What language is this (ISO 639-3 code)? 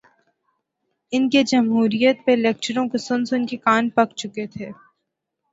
urd